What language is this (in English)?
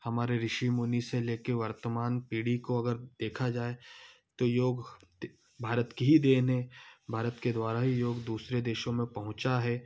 Hindi